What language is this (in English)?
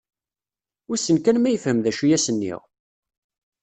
Kabyle